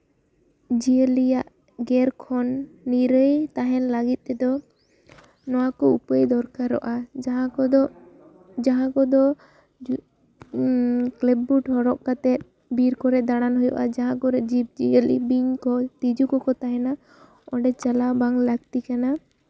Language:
Santali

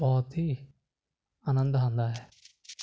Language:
Punjabi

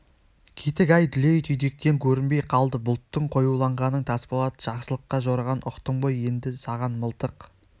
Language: Kazakh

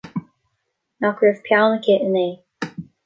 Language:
Irish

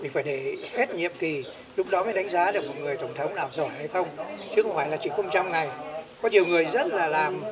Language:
Vietnamese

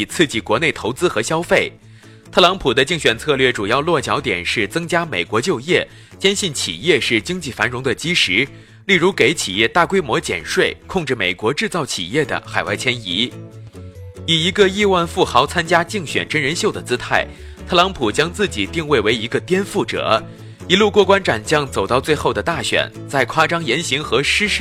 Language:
Chinese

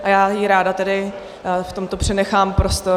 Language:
Czech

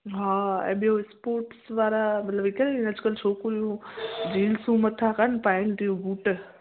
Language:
Sindhi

